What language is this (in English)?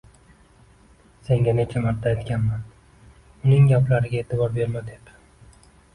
Uzbek